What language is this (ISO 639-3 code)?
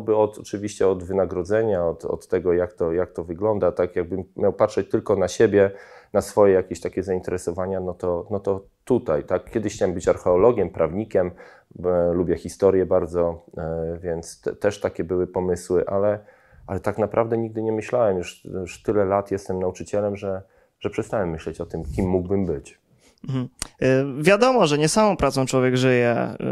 pol